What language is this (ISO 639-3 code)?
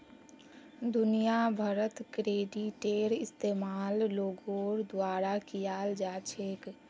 mag